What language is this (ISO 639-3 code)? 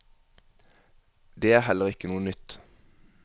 nor